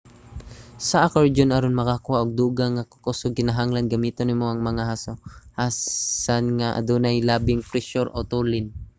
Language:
Cebuano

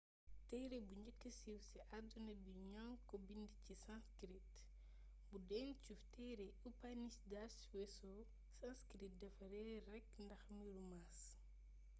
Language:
Wolof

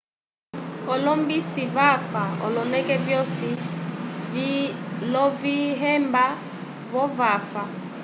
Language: Umbundu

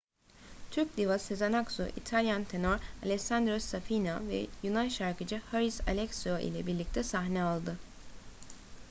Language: Turkish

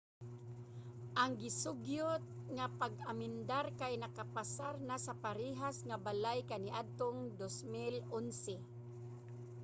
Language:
Cebuano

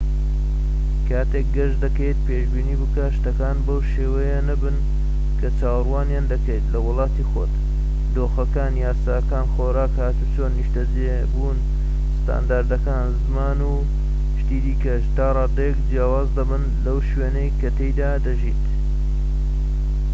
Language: Central Kurdish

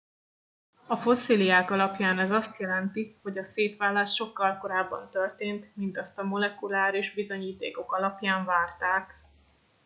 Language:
Hungarian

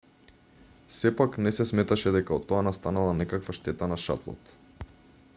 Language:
Macedonian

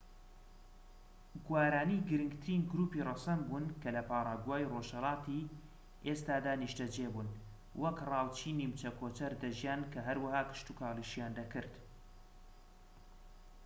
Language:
Central Kurdish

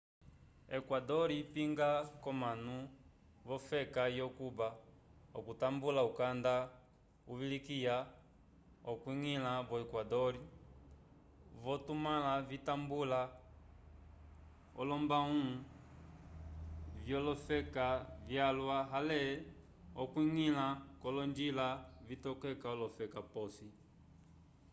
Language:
Umbundu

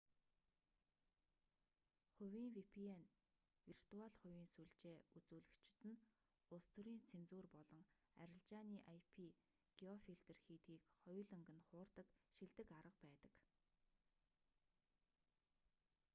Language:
Mongolian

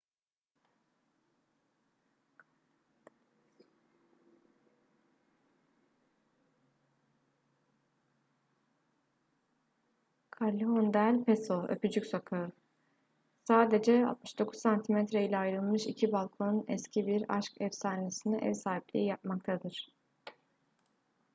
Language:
Turkish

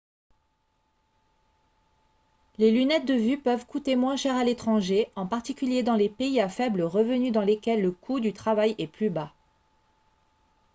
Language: French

